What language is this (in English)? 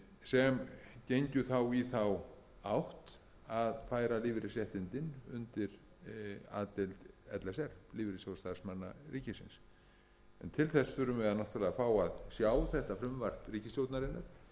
Icelandic